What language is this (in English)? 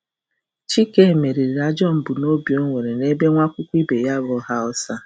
Igbo